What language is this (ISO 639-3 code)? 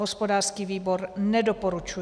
ces